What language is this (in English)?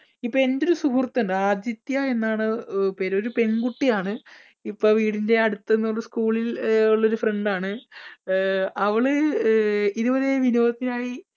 Malayalam